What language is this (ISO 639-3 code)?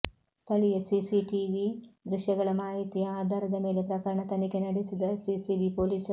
kan